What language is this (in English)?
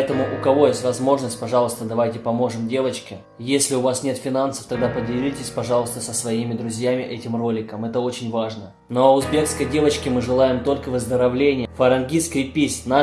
Russian